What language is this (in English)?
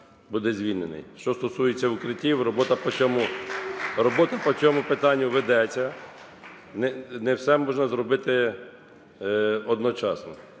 Ukrainian